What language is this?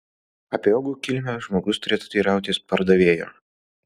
Lithuanian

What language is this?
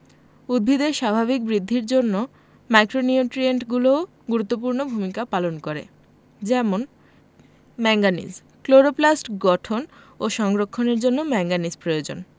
Bangla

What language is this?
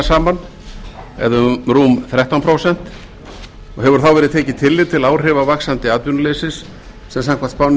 Icelandic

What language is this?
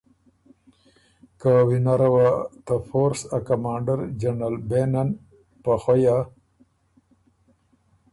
Ormuri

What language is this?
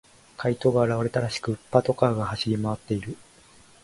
Japanese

